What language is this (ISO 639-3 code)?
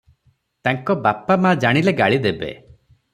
ori